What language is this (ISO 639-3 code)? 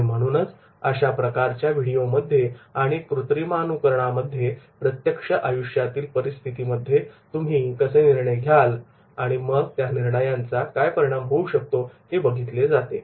mar